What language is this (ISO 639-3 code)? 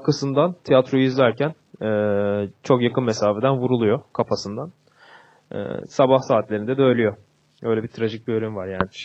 tur